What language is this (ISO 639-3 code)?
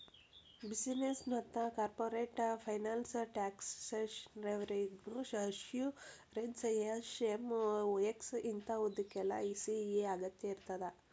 kan